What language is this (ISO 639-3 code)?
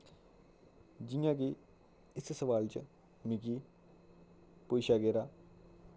doi